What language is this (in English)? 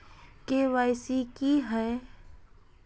Magahi